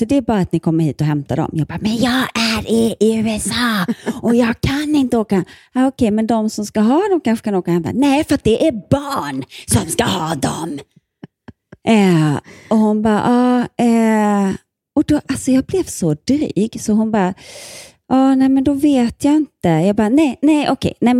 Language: Swedish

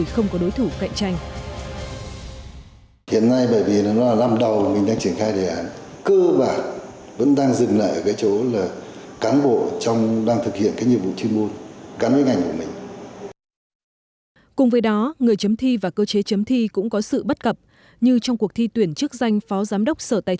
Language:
Vietnamese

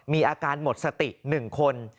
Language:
Thai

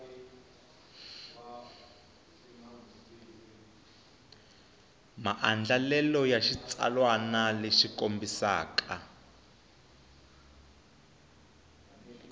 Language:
Tsonga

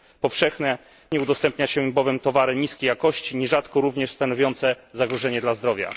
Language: Polish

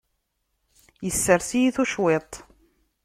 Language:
Kabyle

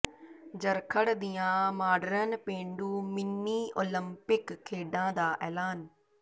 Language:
Punjabi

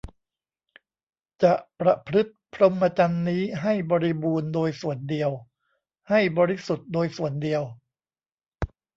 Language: Thai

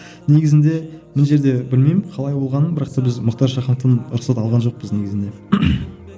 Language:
Kazakh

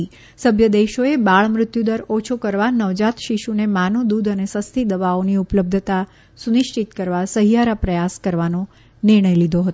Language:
Gujarati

